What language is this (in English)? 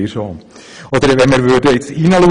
Swiss German